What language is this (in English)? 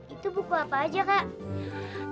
Indonesian